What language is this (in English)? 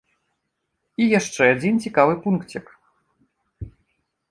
Belarusian